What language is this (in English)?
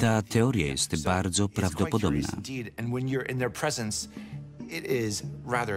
Polish